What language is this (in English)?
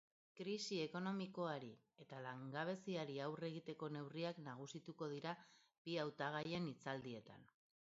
Basque